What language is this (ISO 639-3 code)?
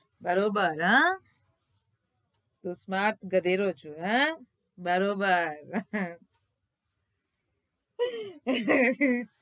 guj